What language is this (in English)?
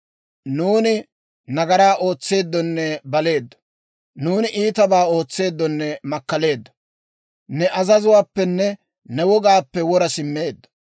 Dawro